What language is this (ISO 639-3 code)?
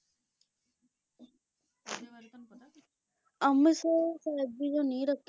pan